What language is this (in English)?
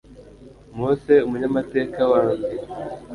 Kinyarwanda